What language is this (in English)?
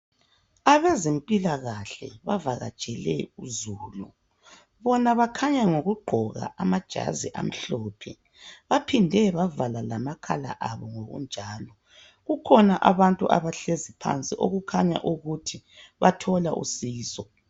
North Ndebele